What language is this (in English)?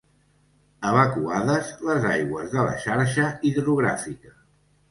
Catalan